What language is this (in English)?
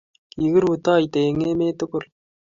Kalenjin